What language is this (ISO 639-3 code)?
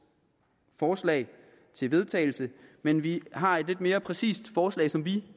dan